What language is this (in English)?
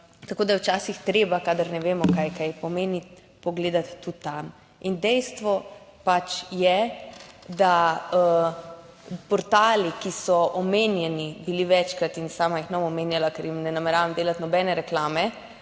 Slovenian